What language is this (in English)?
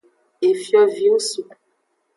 Aja (Benin)